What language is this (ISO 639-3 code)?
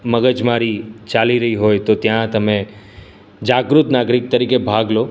guj